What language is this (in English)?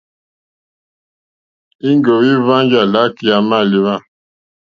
Mokpwe